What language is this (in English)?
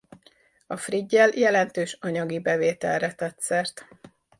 Hungarian